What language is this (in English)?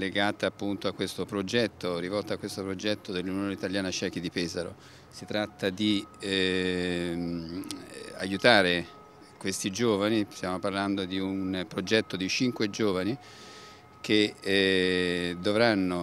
Italian